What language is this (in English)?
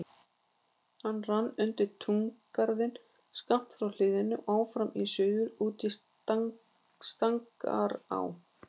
Icelandic